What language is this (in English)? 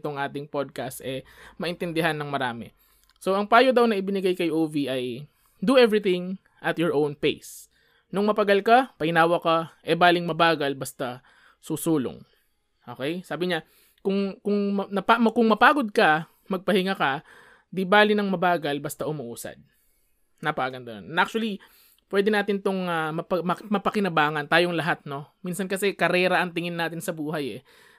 Filipino